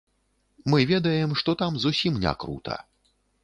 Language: Belarusian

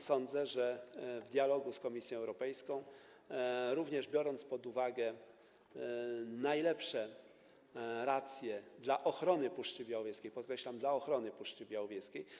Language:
Polish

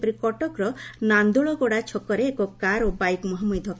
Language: Odia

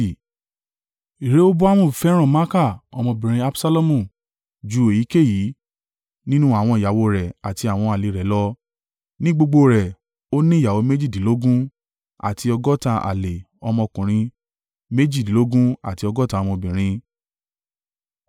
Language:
Yoruba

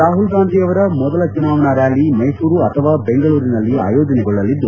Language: Kannada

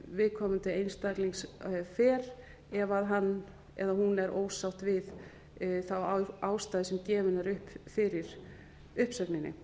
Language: Icelandic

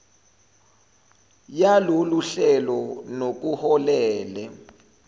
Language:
Zulu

